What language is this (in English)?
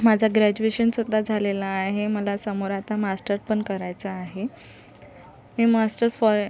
Marathi